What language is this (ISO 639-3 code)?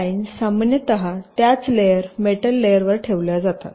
mar